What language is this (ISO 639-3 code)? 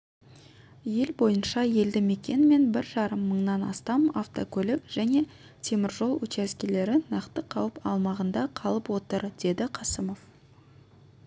kaz